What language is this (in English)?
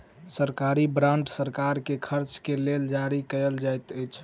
Maithili